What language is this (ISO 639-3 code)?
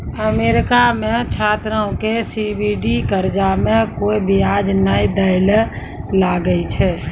mai